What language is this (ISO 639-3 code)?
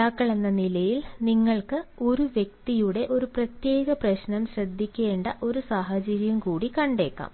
mal